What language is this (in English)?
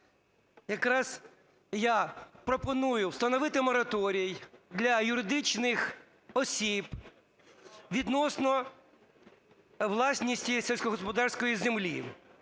Ukrainian